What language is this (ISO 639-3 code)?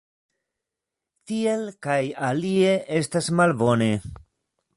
epo